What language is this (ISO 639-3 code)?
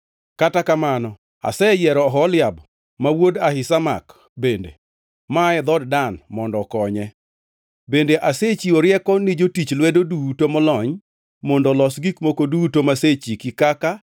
luo